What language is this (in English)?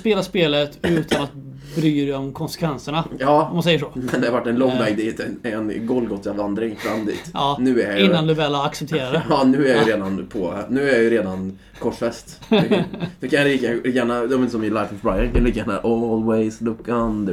Swedish